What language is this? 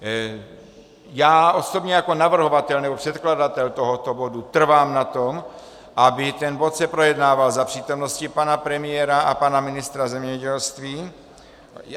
Czech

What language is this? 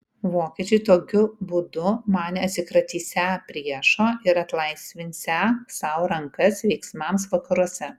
Lithuanian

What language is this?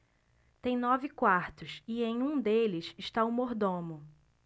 Portuguese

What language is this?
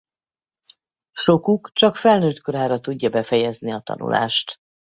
Hungarian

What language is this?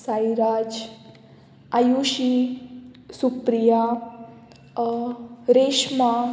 Konkani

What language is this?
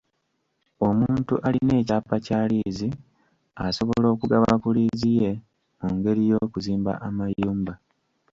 Ganda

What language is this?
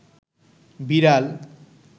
Bangla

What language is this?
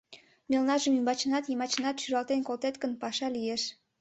Mari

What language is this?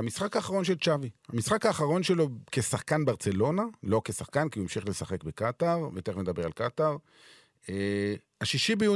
Hebrew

